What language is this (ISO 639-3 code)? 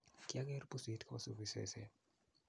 kln